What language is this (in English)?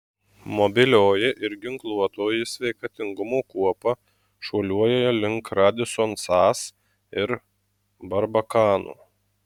Lithuanian